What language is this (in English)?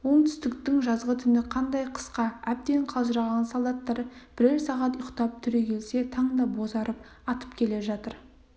Kazakh